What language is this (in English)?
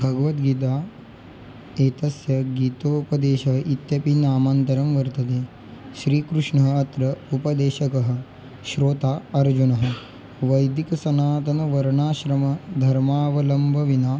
Sanskrit